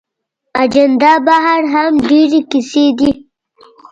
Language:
Pashto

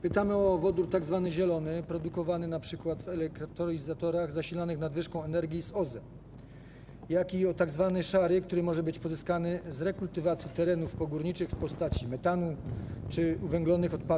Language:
Polish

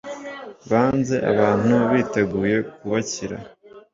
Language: Kinyarwanda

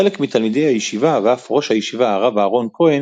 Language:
Hebrew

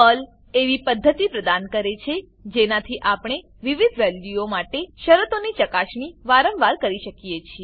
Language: Gujarati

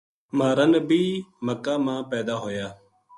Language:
Gujari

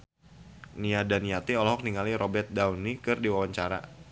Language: Sundanese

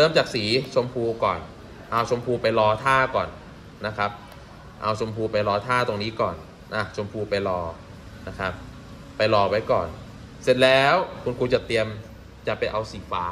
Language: Thai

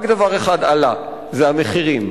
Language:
Hebrew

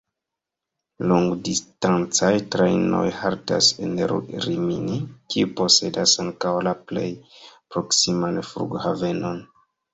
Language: Esperanto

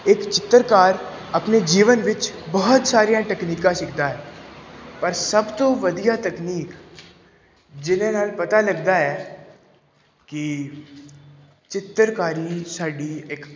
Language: Punjabi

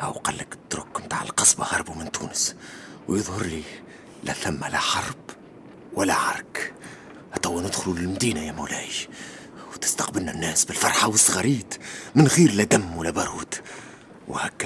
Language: Arabic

